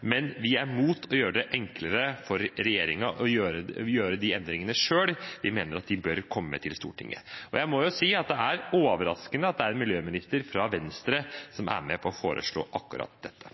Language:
Norwegian Bokmål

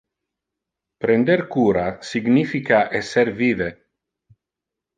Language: Interlingua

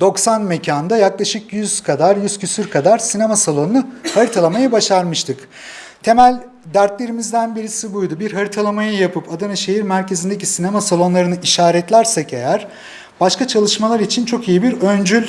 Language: Turkish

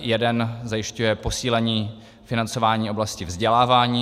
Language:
Czech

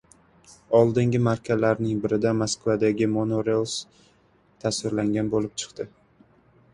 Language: Uzbek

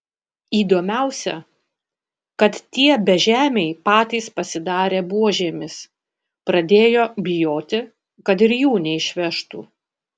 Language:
Lithuanian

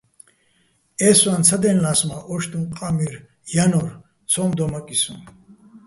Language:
Bats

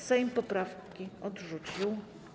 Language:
Polish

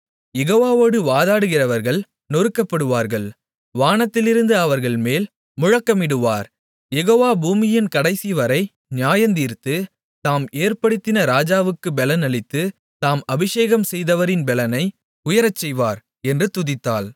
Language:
Tamil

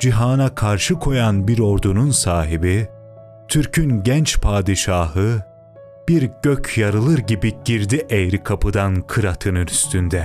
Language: Turkish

